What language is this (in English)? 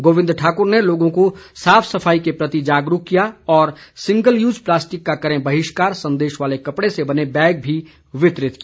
Hindi